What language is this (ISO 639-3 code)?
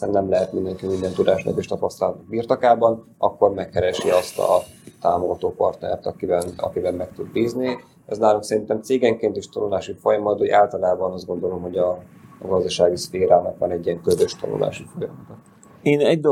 hun